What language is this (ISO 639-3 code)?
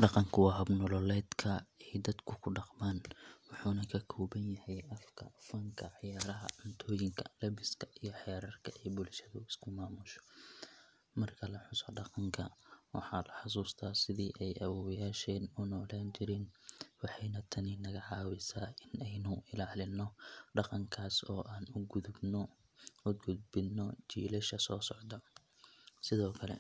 som